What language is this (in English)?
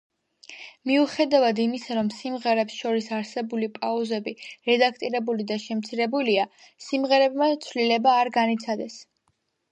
Georgian